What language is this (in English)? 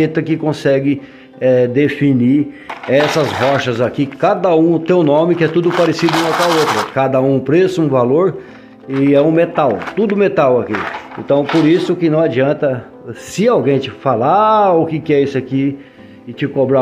Portuguese